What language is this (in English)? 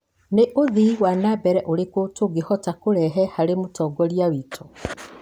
Kikuyu